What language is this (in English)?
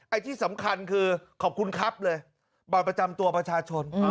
Thai